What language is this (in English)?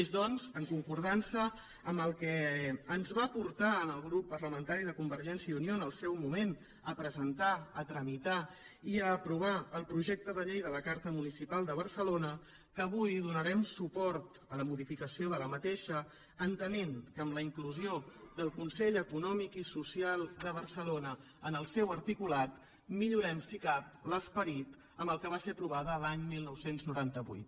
Catalan